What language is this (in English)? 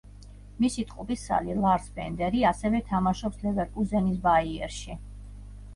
Georgian